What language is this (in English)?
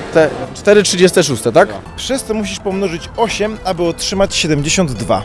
Polish